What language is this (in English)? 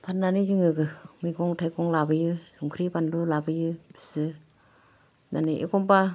Bodo